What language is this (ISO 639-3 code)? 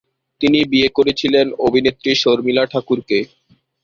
ben